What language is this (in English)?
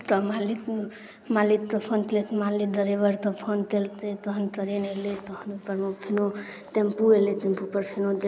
Maithili